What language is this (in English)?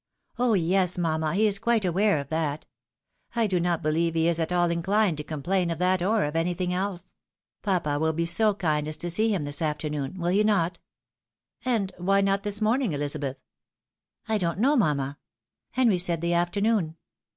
English